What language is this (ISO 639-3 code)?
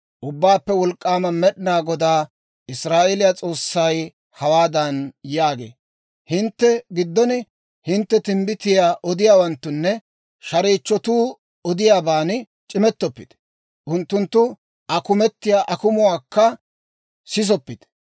dwr